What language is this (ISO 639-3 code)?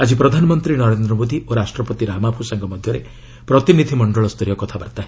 ori